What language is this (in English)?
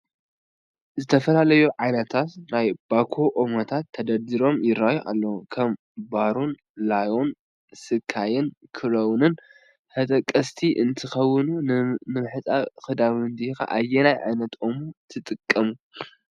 Tigrinya